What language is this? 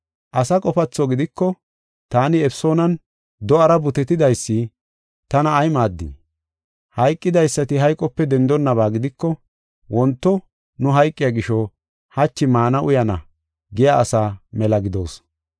Gofa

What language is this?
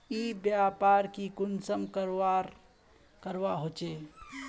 Magahi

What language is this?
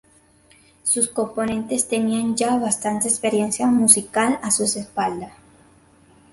Spanish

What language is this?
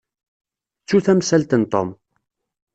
Kabyle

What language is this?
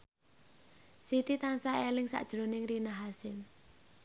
Javanese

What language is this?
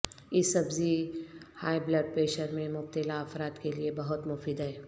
Urdu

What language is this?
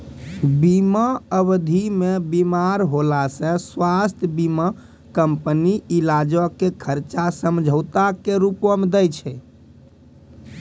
Maithili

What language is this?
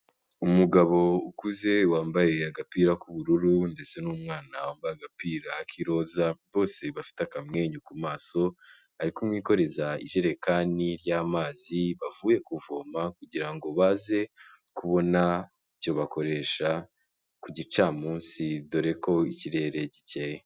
Kinyarwanda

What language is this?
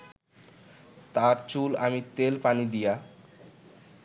Bangla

